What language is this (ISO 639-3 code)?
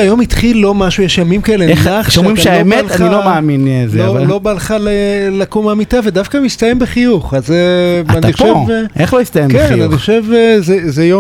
heb